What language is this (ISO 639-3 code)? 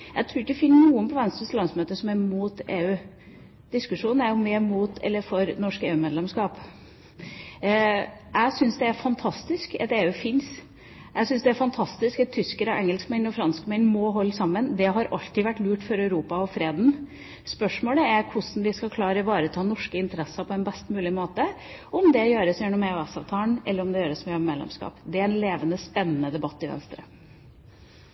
nob